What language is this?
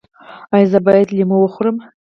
Pashto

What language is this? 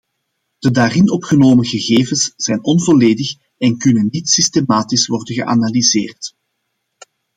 Dutch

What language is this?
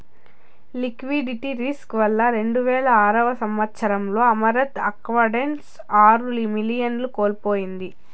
Telugu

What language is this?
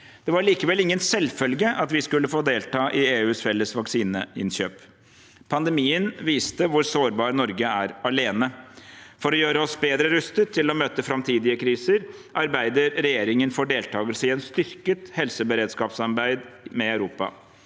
Norwegian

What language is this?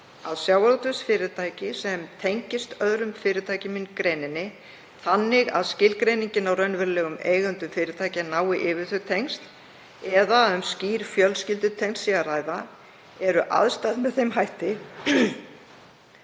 Icelandic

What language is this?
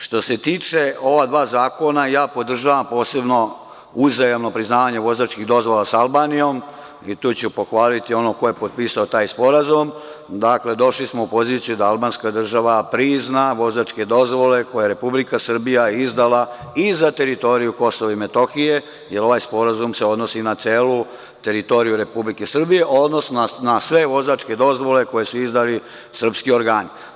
Serbian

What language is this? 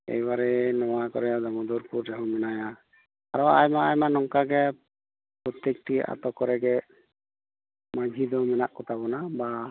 Santali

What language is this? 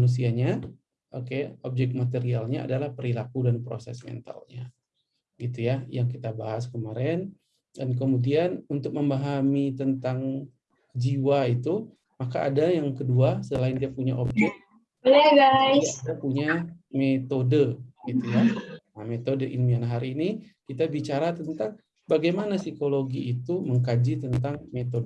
Indonesian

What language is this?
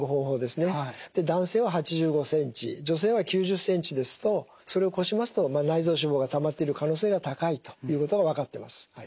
Japanese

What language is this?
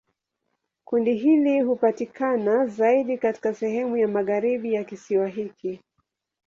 Swahili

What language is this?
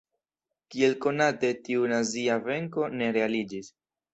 Esperanto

